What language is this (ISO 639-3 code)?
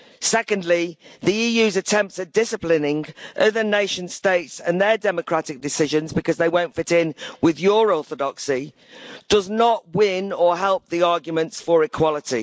eng